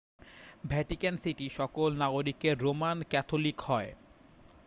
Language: Bangla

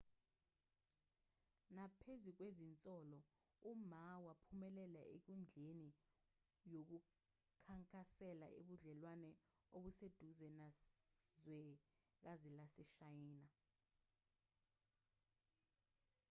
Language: Zulu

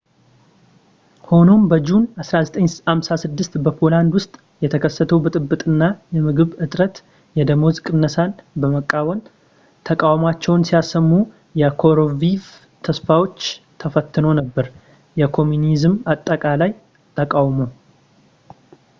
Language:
Amharic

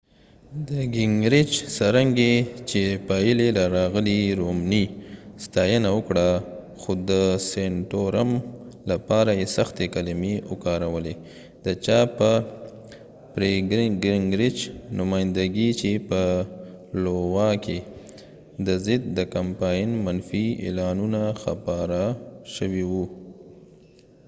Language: Pashto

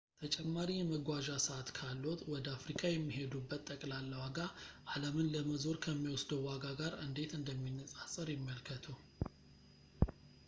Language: Amharic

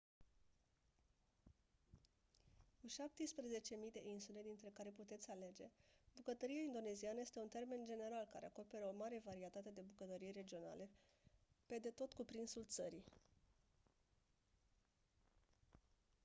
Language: Romanian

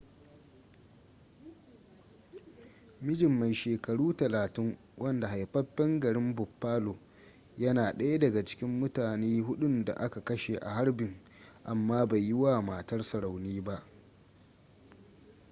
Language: Hausa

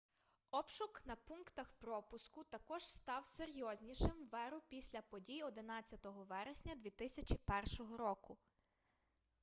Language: Ukrainian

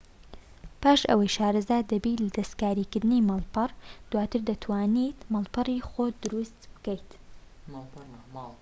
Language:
Central Kurdish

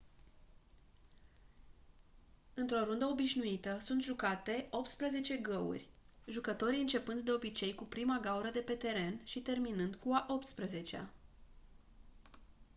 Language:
Romanian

